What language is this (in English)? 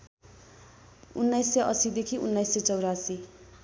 Nepali